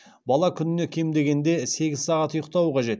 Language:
Kazakh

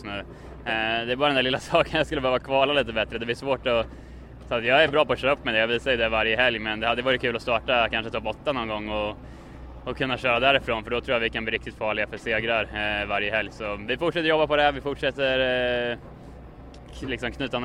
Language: Swedish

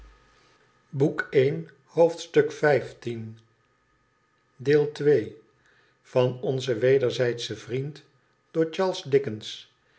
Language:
Dutch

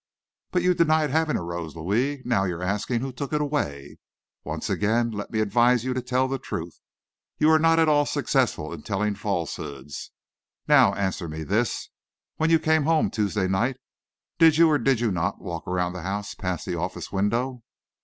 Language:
English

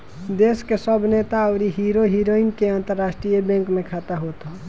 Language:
Bhojpuri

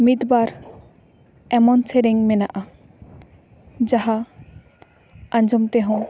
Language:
Santali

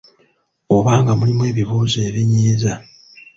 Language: Ganda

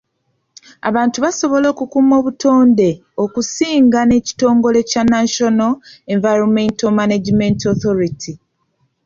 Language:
Ganda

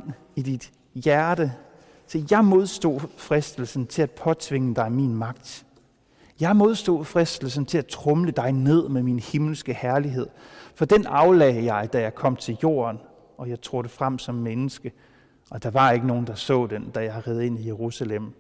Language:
Danish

